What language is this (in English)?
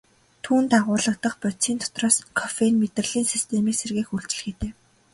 Mongolian